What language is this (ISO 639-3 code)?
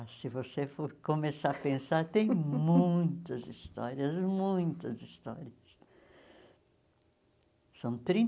por